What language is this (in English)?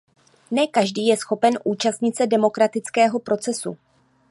Czech